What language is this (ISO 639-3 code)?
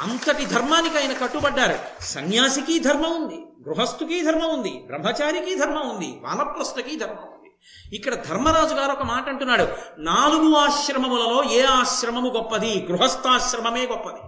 tel